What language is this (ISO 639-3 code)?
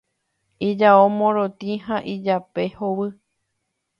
grn